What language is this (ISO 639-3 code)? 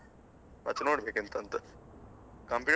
kan